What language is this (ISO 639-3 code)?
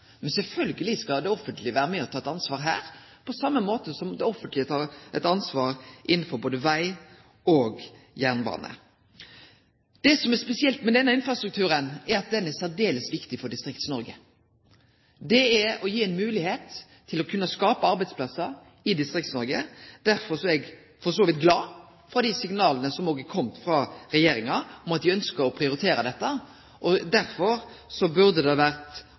nno